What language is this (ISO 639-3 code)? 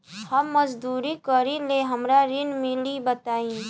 bho